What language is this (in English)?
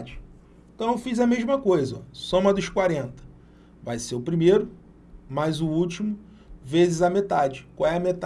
Portuguese